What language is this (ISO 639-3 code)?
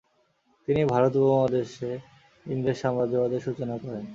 ben